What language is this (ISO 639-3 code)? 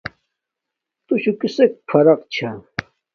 dmk